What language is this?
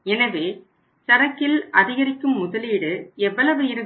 Tamil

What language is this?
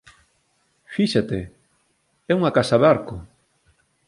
Galician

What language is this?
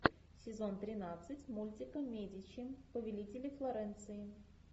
Russian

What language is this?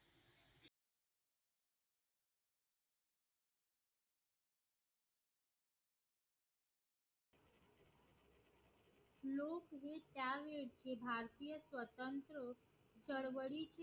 Marathi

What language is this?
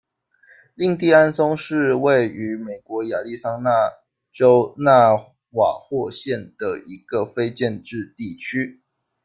Chinese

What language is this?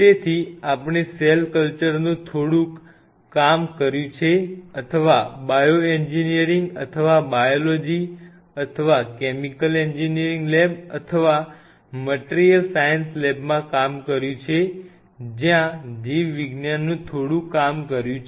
Gujarati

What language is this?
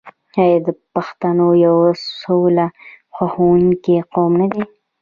Pashto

